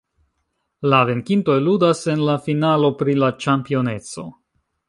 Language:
Esperanto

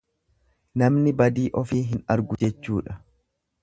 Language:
Oromo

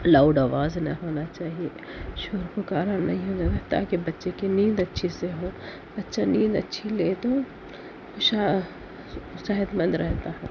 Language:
Urdu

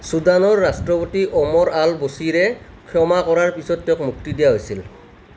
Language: Assamese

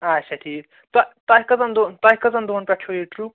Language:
Kashmiri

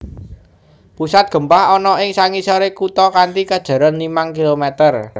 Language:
Javanese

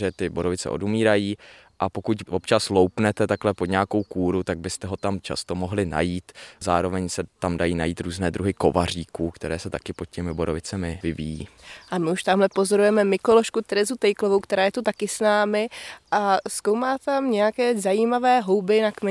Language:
Czech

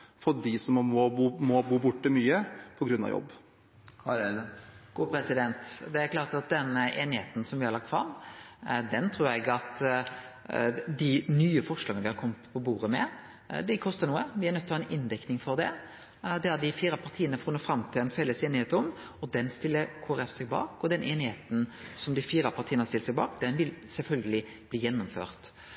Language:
Norwegian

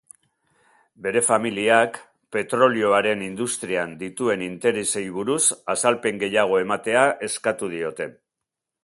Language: Basque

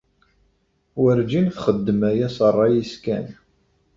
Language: Kabyle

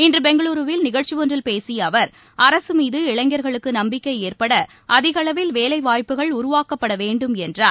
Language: Tamil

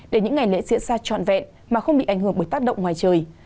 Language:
Vietnamese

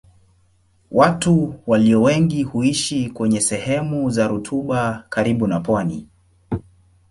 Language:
Swahili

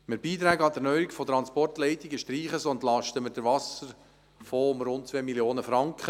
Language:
Swiss German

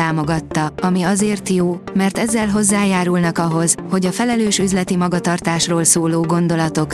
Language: Hungarian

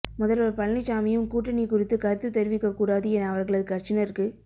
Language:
Tamil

